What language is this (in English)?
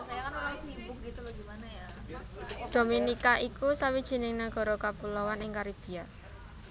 Javanese